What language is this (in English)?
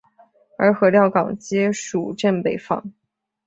Chinese